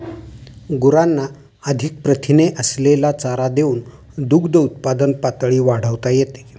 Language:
Marathi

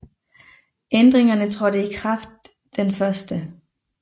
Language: Danish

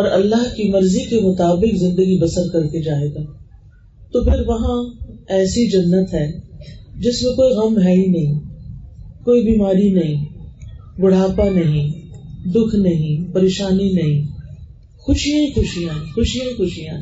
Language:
Urdu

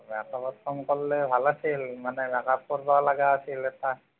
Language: Assamese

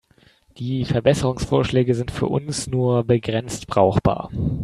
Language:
German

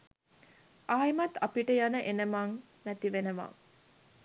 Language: Sinhala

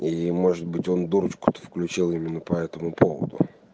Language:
Russian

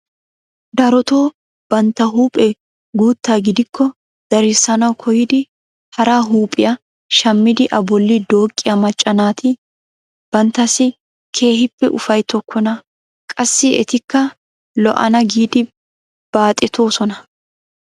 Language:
Wolaytta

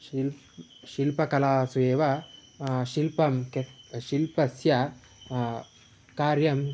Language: Sanskrit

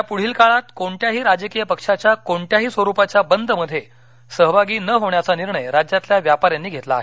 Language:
Marathi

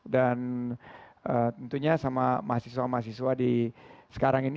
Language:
Indonesian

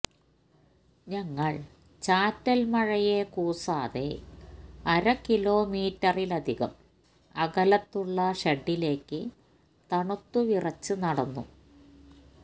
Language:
Malayalam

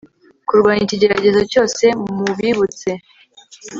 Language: Kinyarwanda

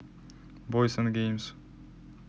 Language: Russian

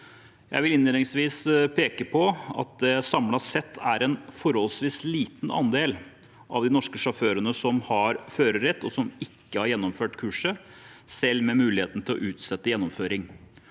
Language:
Norwegian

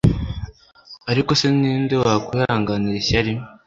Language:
Kinyarwanda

